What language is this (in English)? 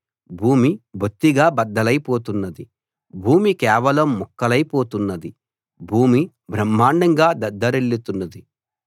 Telugu